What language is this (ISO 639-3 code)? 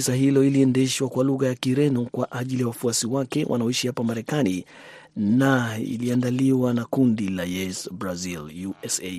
swa